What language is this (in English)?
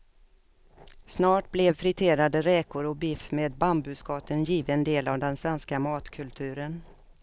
Swedish